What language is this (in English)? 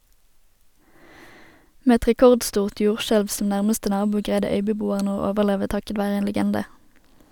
Norwegian